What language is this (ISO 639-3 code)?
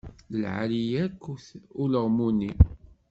kab